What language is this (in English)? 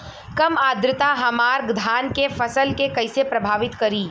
Bhojpuri